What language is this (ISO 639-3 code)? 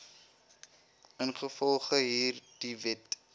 afr